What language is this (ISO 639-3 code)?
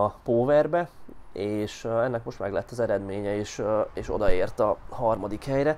hun